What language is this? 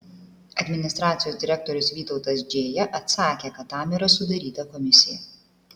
Lithuanian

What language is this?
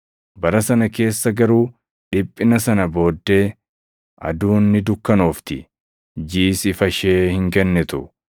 Oromo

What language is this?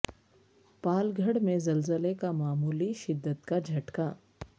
Urdu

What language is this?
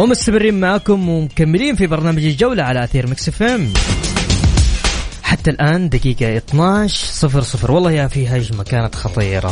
Arabic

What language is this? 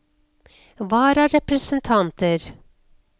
Norwegian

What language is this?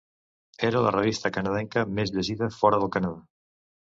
Catalan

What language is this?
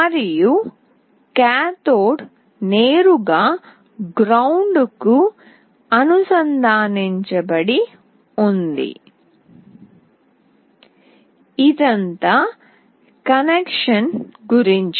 Telugu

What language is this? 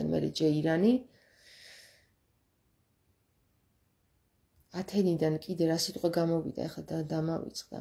Romanian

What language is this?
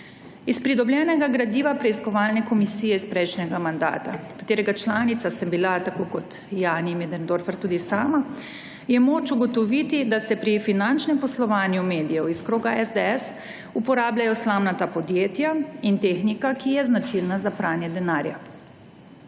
Slovenian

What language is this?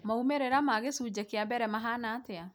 Kikuyu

